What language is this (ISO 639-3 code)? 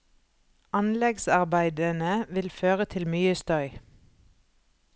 nor